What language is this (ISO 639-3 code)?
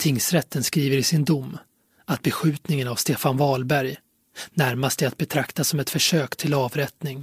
swe